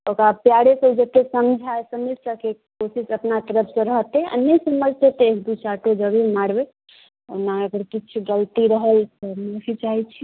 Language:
Maithili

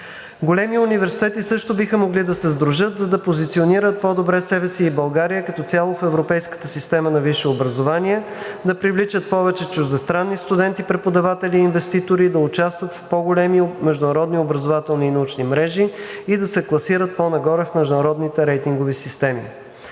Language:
Bulgarian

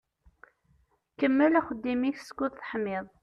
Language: Kabyle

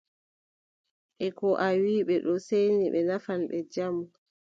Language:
Adamawa Fulfulde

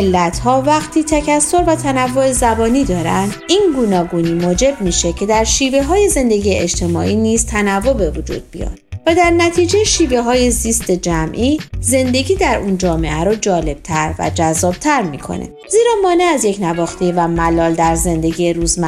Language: Persian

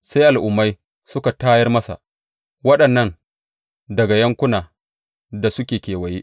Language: Hausa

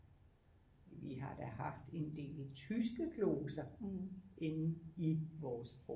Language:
Danish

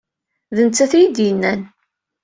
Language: Kabyle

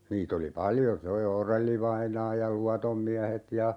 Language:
Finnish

